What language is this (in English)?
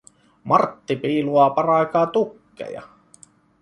Finnish